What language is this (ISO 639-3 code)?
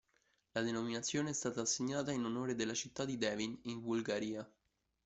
ita